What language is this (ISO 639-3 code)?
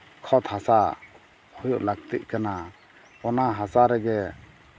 sat